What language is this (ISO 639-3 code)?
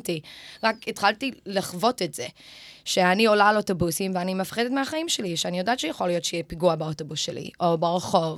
heb